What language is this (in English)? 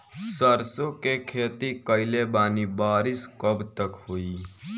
Bhojpuri